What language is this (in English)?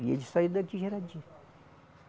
Portuguese